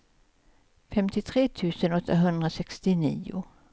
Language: Swedish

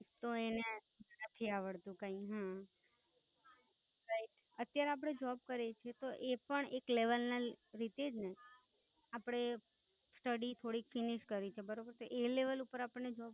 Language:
Gujarati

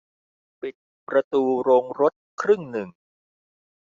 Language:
Thai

